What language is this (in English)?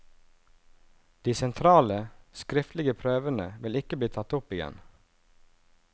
Norwegian